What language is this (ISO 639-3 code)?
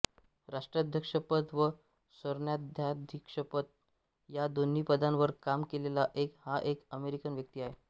mar